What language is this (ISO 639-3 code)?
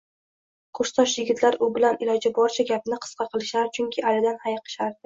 uzb